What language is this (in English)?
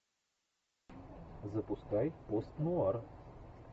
Russian